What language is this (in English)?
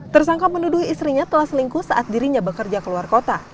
Indonesian